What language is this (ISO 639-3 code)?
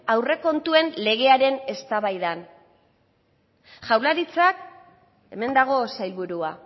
eus